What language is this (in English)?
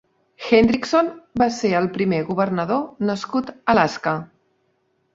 Catalan